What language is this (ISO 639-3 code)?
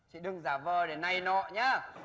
vie